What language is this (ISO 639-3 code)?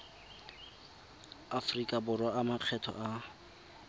tsn